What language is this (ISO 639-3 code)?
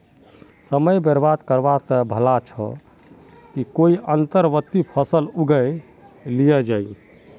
mag